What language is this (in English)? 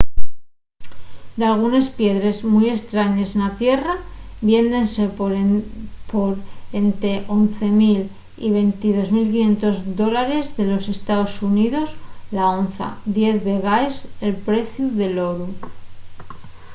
Asturian